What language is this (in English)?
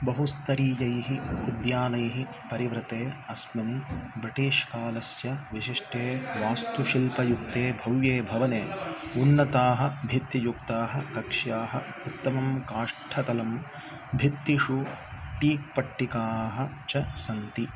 Sanskrit